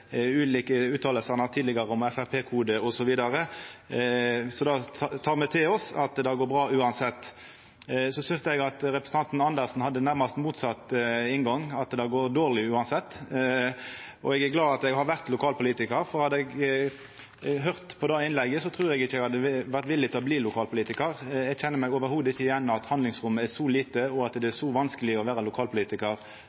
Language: Norwegian Nynorsk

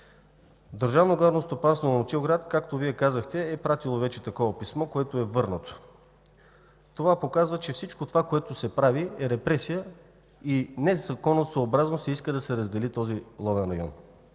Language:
Bulgarian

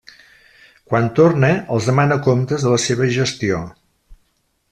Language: Catalan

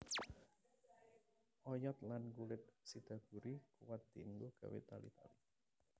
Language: Javanese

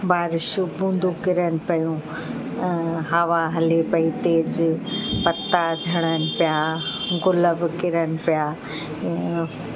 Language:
Sindhi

